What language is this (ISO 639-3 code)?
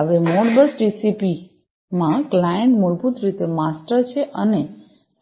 guj